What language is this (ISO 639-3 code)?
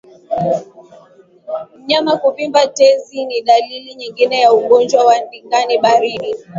swa